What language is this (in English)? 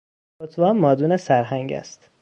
Persian